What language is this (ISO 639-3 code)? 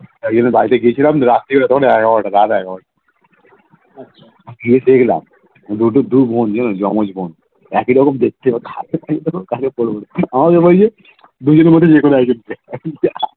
ben